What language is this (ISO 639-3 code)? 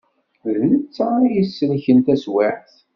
kab